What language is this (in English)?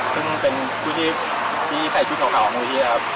Thai